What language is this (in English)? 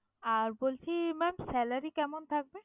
Bangla